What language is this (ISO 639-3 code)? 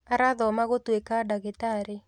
kik